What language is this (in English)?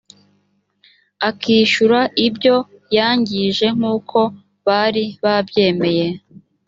Kinyarwanda